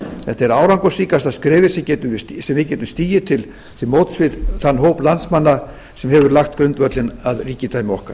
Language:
Icelandic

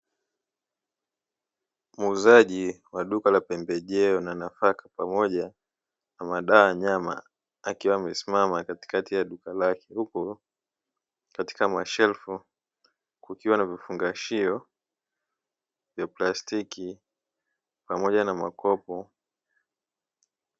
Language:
Swahili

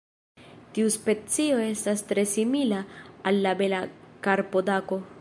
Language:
Esperanto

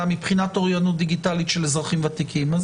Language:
Hebrew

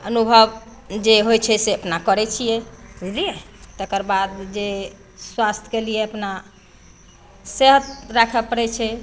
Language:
Maithili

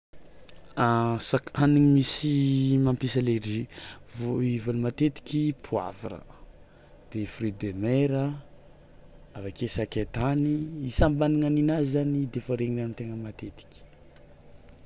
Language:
Tsimihety Malagasy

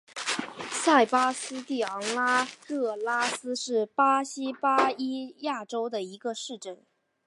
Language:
Chinese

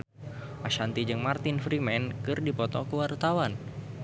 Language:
Sundanese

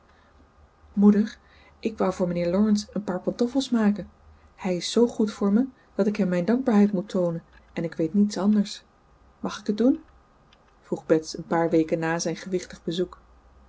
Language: Dutch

